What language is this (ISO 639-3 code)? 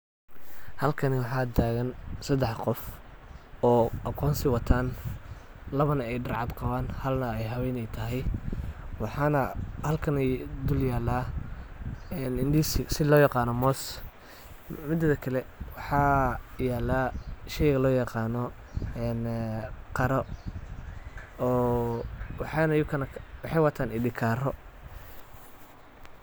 som